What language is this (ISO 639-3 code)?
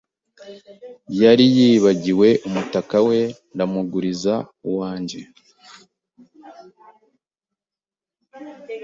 kin